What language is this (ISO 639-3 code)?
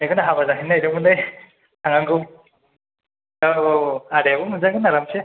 brx